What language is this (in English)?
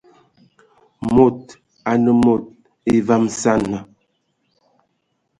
Ewondo